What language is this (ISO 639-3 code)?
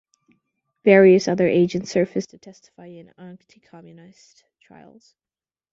eng